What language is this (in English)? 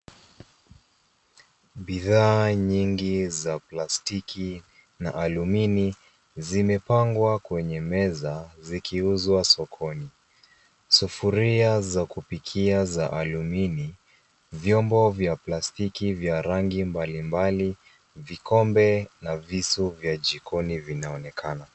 Swahili